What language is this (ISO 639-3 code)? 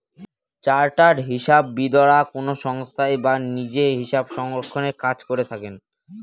ben